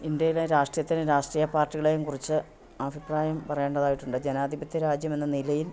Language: Malayalam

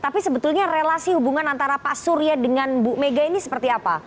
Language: Indonesian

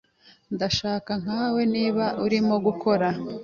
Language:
Kinyarwanda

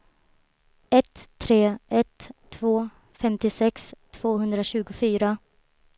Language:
Swedish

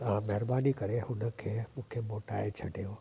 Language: Sindhi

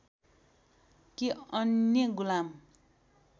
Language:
Nepali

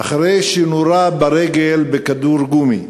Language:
Hebrew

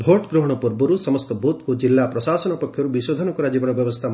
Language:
Odia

